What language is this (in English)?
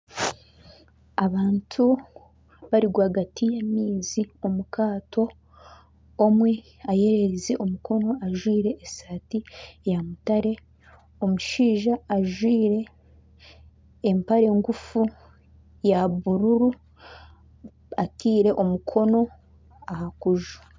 Nyankole